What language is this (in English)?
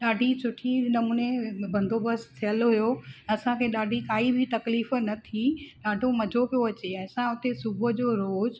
Sindhi